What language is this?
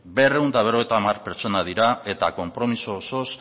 Basque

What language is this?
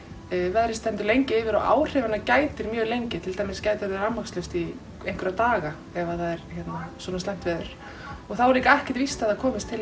Icelandic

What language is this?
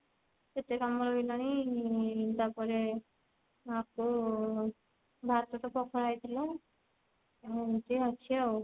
Odia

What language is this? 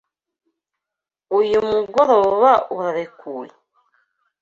Kinyarwanda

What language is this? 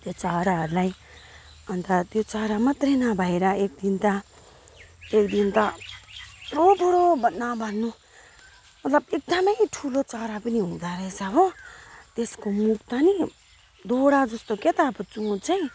Nepali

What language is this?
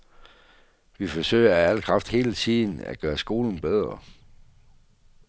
Danish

